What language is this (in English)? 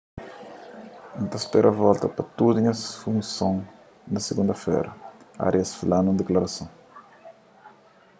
Kabuverdianu